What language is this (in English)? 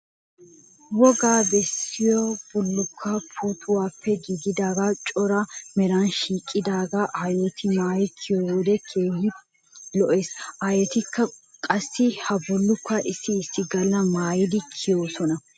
Wolaytta